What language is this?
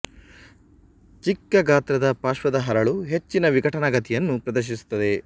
Kannada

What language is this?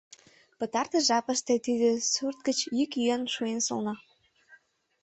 Mari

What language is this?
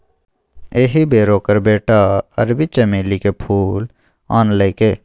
Maithili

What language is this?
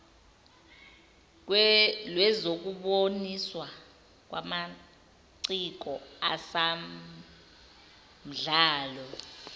Zulu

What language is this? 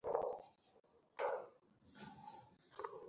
Bangla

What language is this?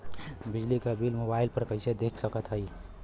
Bhojpuri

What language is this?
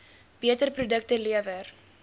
Afrikaans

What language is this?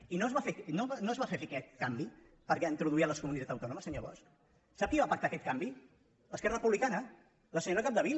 Catalan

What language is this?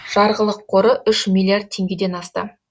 Kazakh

